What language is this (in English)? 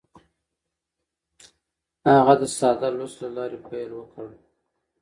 Pashto